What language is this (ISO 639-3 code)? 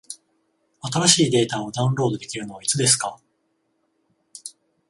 jpn